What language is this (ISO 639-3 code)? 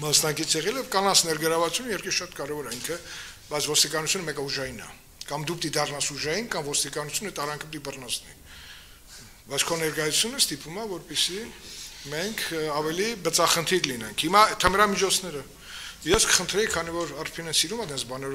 tur